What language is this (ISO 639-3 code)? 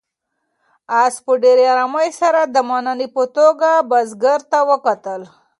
pus